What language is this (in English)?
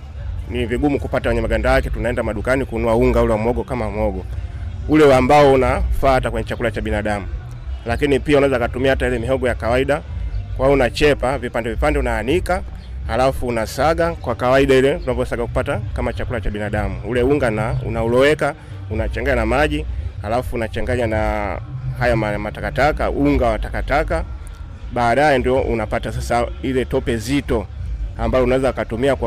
Swahili